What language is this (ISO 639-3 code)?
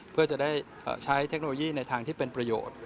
tha